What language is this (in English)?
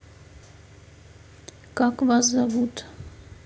Russian